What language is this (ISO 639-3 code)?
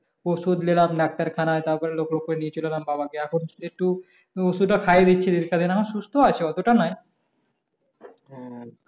ben